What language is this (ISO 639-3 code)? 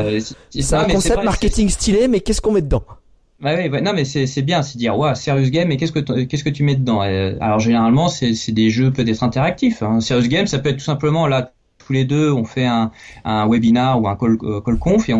fra